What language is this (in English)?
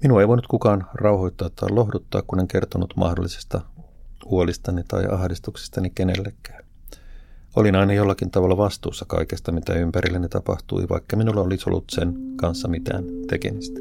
Finnish